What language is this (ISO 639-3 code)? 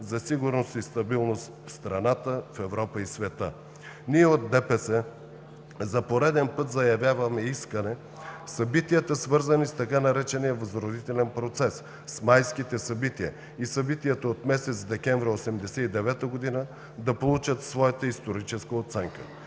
bul